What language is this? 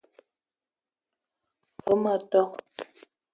Eton (Cameroon)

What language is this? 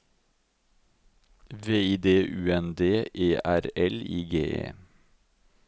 Norwegian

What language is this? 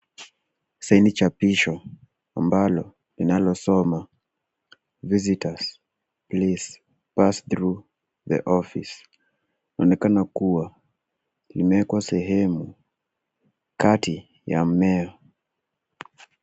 Swahili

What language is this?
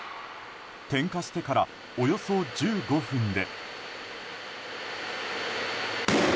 Japanese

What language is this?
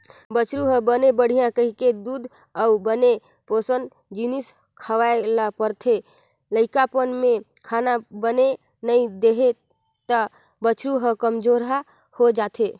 Chhattisgarhi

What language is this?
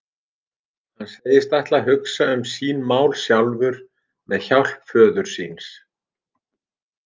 Icelandic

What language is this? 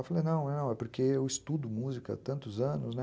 Portuguese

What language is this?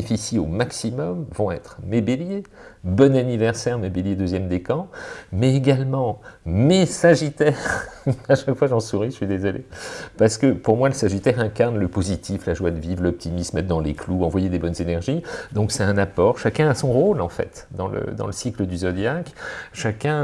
French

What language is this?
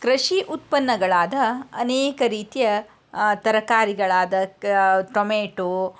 Kannada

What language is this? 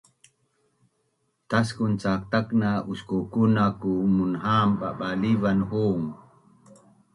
Bunun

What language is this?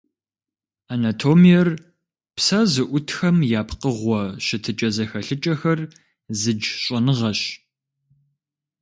Kabardian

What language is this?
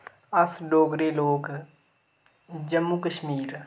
Dogri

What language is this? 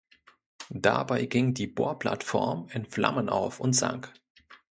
German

